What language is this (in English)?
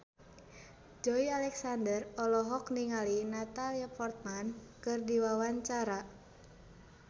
Sundanese